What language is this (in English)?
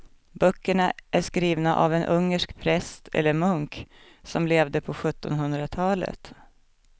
Swedish